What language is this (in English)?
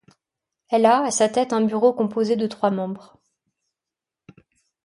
French